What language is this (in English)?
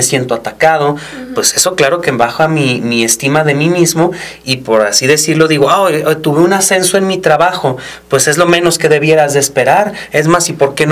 Spanish